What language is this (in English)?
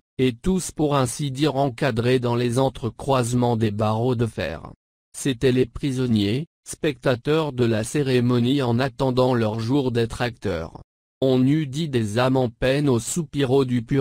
French